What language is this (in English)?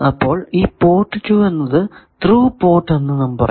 Malayalam